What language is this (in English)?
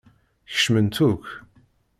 Kabyle